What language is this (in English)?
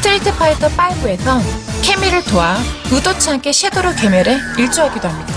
Korean